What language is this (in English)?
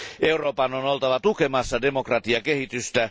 Finnish